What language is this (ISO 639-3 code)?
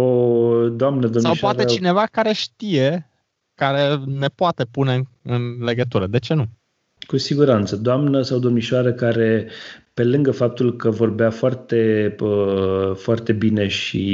ron